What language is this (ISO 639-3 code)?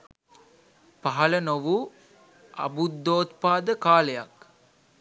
sin